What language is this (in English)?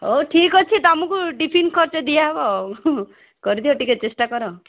Odia